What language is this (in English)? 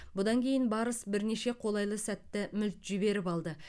Kazakh